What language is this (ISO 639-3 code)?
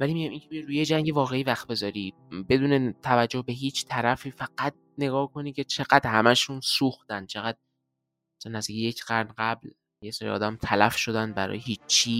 fas